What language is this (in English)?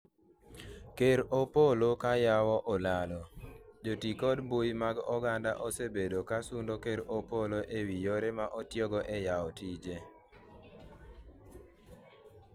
Luo (Kenya and Tanzania)